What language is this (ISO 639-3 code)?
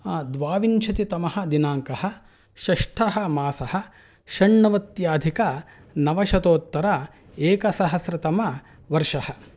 san